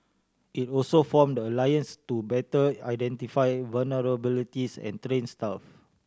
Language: English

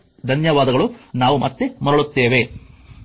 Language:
Kannada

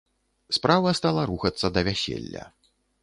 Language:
Belarusian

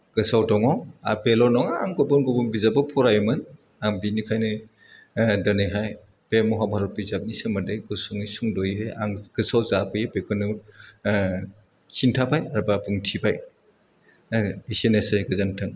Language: Bodo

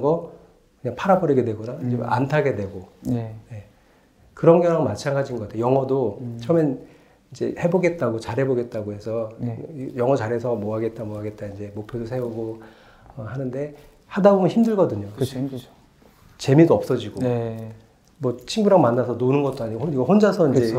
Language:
Korean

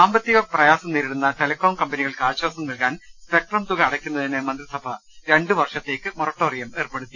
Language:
Malayalam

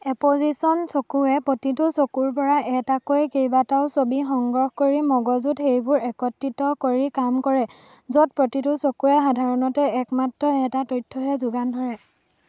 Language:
Assamese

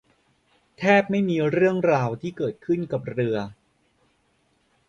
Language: Thai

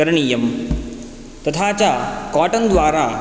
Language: Sanskrit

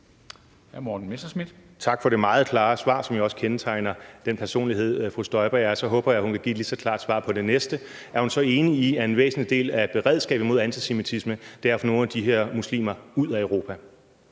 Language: Danish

